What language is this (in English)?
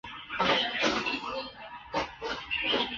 Chinese